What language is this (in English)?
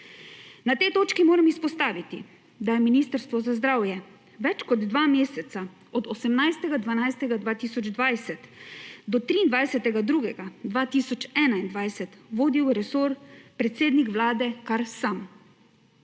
Slovenian